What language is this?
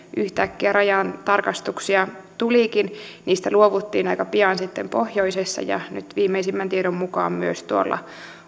Finnish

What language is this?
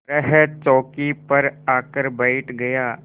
Hindi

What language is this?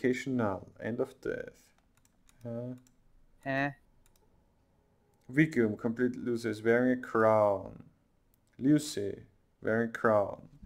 German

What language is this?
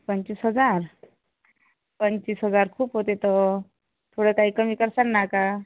Marathi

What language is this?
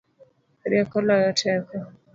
Luo (Kenya and Tanzania)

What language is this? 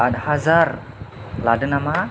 Bodo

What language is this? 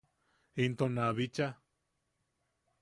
Yaqui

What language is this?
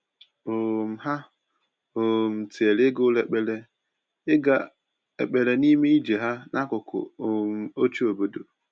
Igbo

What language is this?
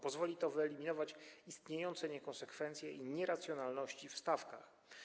Polish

